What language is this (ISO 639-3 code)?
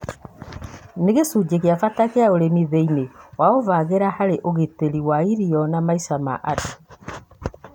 kik